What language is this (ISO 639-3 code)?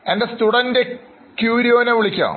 mal